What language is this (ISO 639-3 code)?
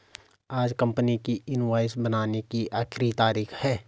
hin